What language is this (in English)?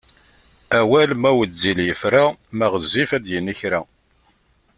Kabyle